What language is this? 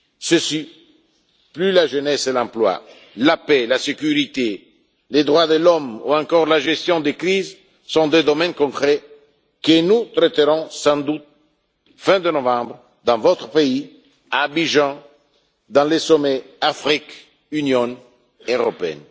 French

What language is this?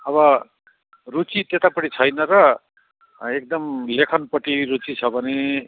Nepali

